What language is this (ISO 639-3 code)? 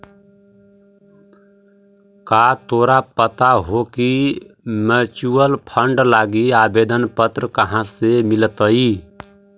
mag